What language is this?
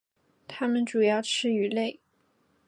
Chinese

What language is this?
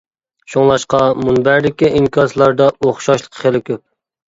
Uyghur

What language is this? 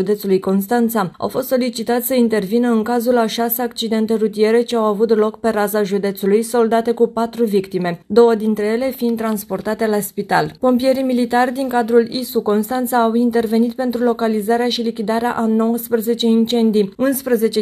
Romanian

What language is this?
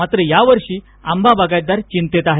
Marathi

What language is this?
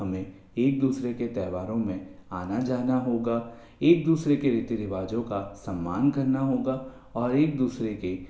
Hindi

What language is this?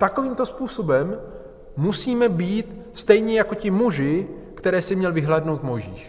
Czech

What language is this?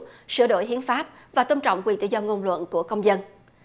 Vietnamese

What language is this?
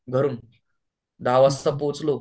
Marathi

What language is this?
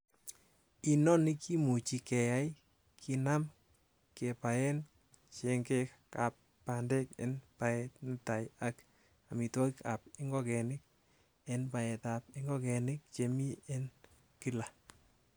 Kalenjin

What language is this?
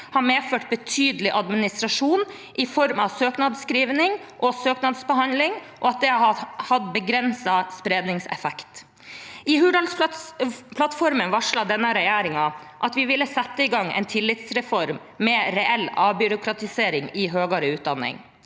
Norwegian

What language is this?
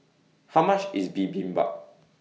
English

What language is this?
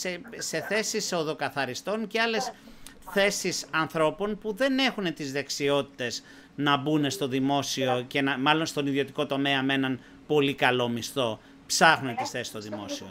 Greek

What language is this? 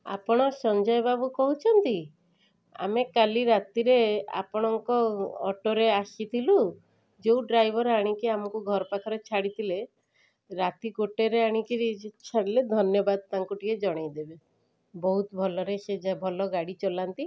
Odia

